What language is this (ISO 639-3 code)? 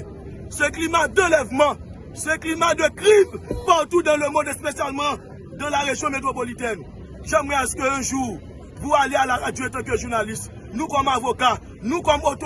fra